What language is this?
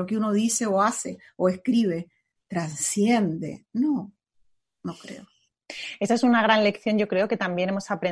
Spanish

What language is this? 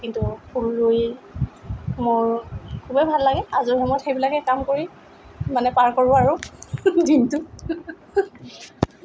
Assamese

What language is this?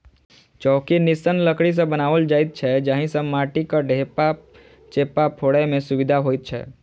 Maithili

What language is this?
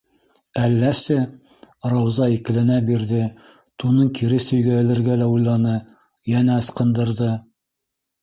Bashkir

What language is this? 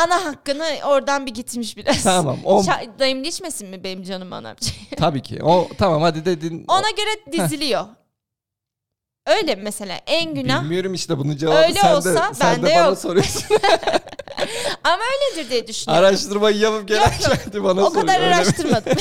Turkish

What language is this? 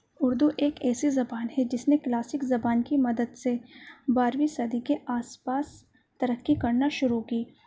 Urdu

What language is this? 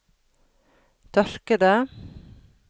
Norwegian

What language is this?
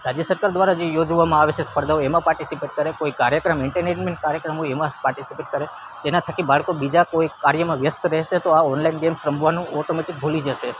Gujarati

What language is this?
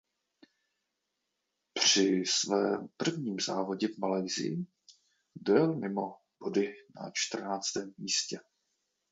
Czech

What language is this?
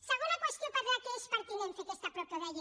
Catalan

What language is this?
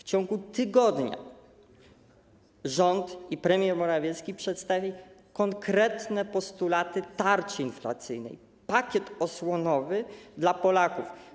Polish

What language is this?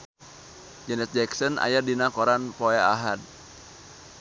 Sundanese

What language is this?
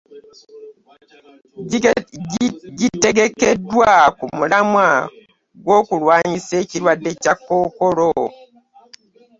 Ganda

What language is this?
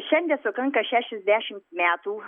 Lithuanian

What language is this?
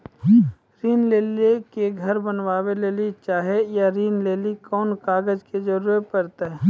Maithili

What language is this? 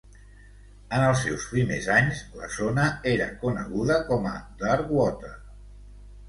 Catalan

